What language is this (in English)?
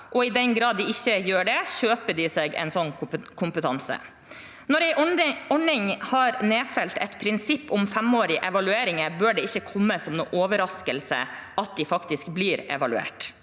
Norwegian